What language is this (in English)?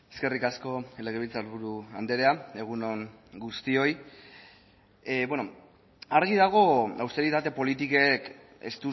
Basque